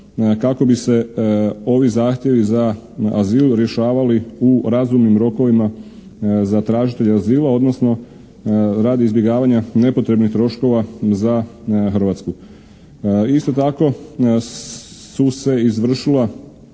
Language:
Croatian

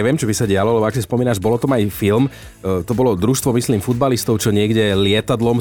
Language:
Slovak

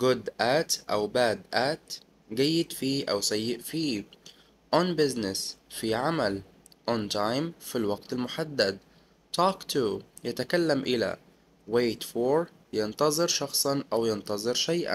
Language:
Arabic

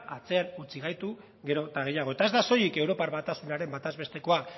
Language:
Basque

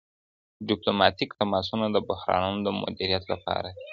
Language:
Pashto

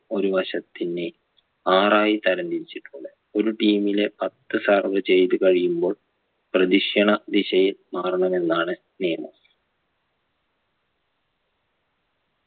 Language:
Malayalam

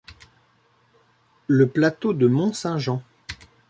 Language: French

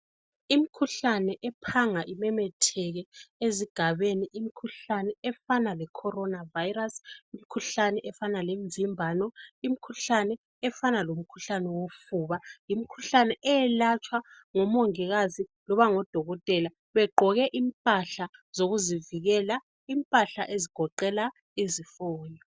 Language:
North Ndebele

